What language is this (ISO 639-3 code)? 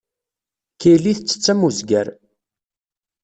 kab